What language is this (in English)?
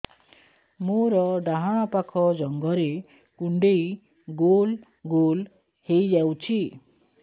Odia